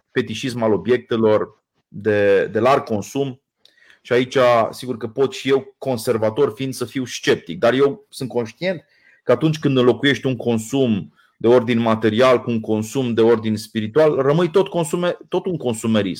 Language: Romanian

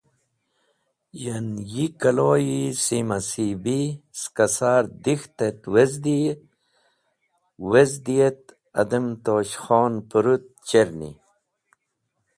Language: Wakhi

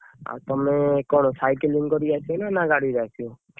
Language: Odia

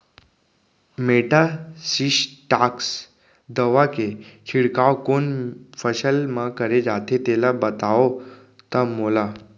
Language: Chhattisgarhi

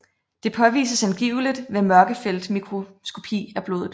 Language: Danish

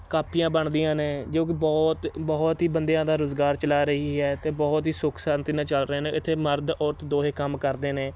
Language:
Punjabi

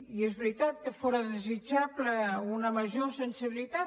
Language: Catalan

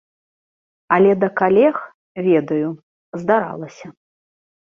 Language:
Belarusian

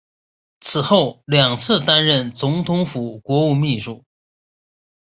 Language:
Chinese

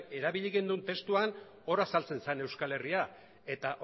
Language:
Basque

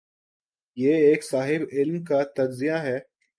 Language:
Urdu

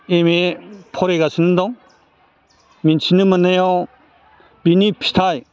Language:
Bodo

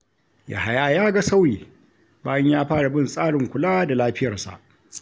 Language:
Hausa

